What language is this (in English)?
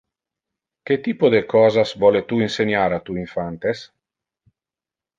Interlingua